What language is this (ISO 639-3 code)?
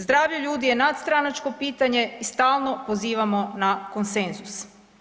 hrv